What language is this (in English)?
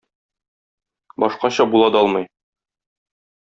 Tatar